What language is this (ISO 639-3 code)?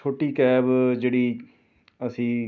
pan